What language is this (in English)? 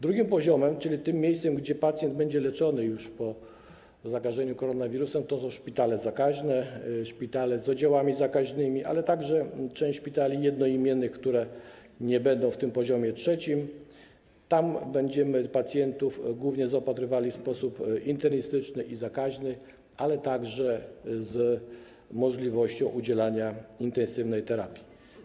Polish